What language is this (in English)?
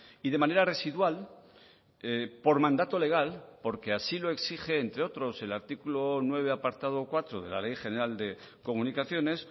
Spanish